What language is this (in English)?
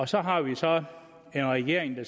Danish